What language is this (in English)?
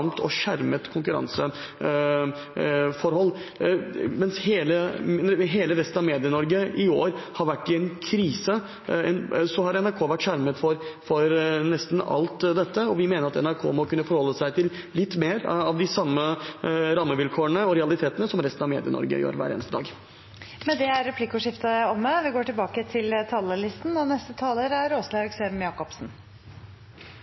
Norwegian